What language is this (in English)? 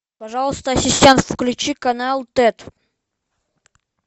Russian